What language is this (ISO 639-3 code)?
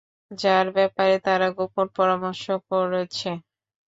ben